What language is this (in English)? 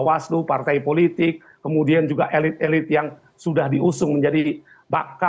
Indonesian